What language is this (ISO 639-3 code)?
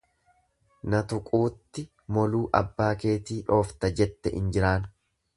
orm